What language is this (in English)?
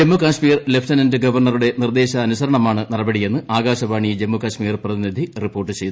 Malayalam